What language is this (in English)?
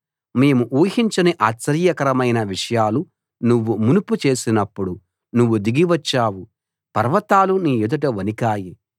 Telugu